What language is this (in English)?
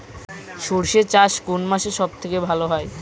Bangla